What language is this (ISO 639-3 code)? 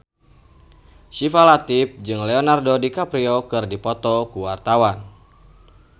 sun